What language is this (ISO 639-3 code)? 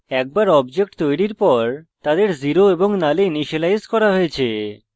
ben